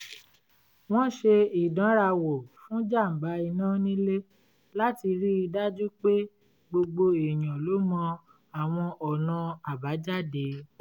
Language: Yoruba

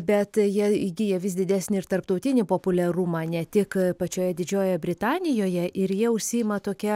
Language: Lithuanian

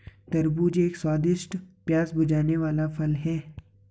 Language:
Hindi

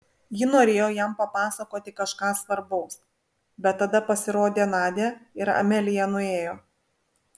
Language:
Lithuanian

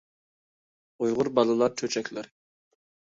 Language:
Uyghur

